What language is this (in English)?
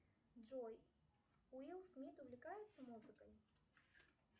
Russian